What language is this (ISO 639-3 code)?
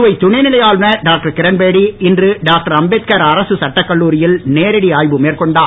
tam